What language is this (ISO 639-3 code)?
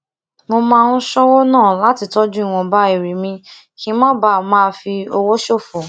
yor